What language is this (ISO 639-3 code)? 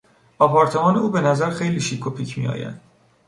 fas